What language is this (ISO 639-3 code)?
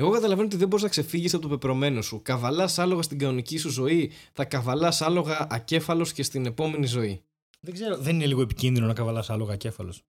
ell